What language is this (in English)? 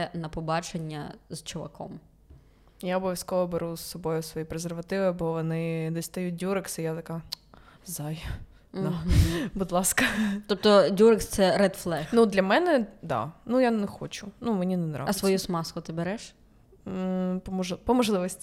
Ukrainian